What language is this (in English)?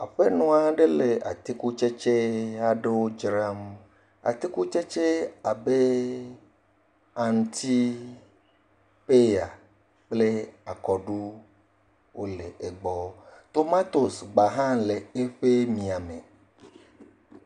Ewe